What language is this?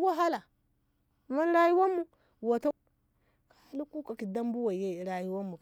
Ngamo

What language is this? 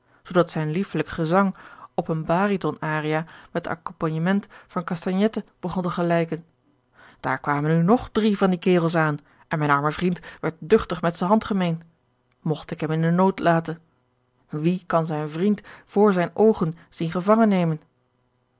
Dutch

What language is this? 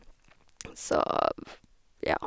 Norwegian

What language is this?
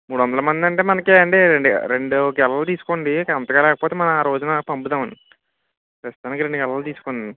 Telugu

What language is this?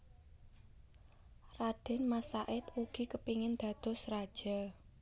Javanese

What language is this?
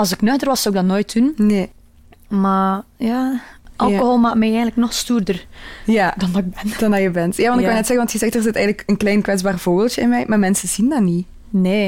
Dutch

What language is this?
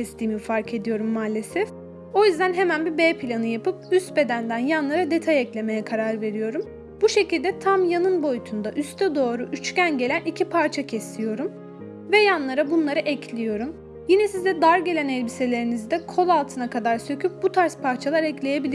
Turkish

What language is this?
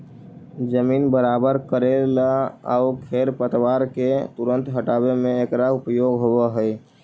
Magahi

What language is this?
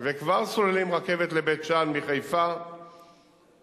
Hebrew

